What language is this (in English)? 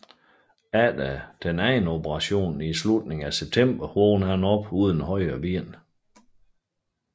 Danish